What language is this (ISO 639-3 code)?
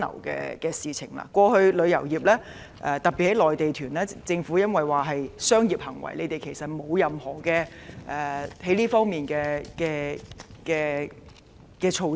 yue